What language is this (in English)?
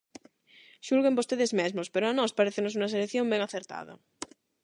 Galician